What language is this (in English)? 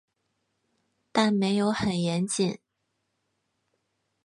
Chinese